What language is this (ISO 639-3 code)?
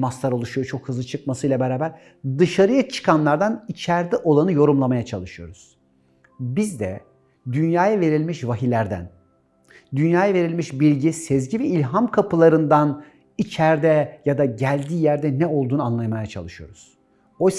tur